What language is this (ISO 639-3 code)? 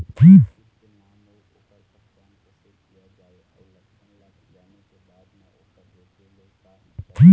hne